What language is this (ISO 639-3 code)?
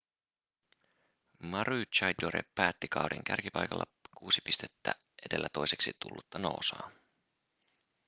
fin